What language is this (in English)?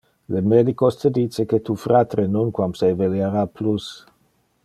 Interlingua